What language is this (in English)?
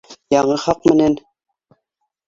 Bashkir